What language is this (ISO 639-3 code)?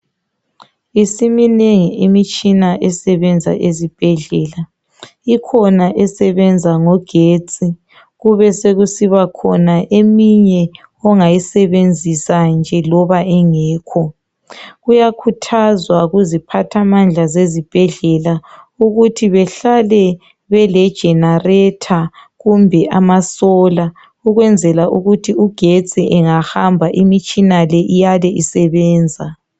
nde